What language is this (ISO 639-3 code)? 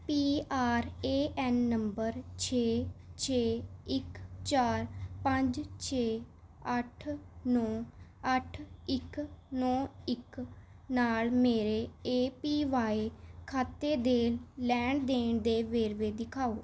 pan